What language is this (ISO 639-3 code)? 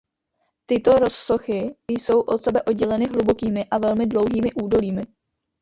ces